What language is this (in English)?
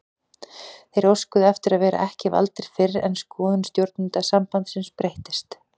Icelandic